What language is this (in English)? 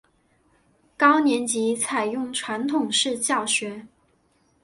Chinese